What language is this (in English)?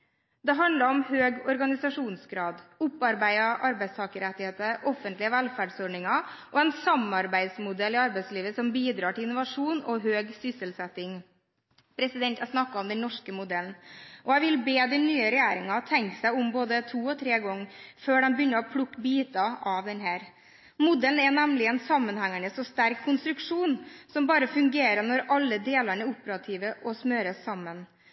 Norwegian Bokmål